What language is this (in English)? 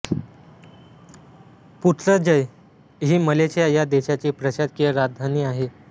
Marathi